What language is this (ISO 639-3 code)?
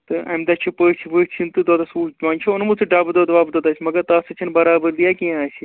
kas